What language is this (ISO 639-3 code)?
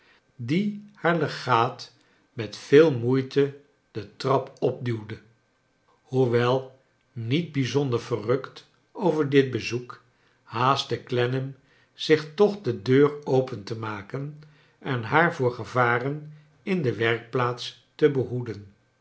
nld